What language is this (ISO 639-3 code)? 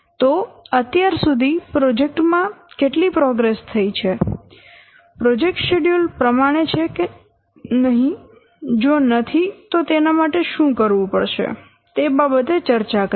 guj